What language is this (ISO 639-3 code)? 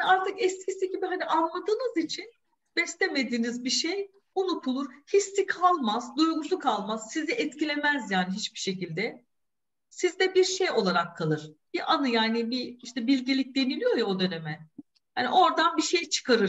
tur